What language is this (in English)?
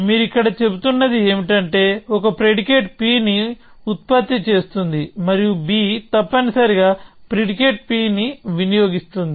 Telugu